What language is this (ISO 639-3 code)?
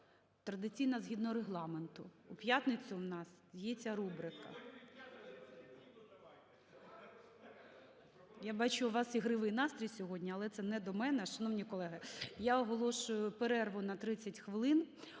ukr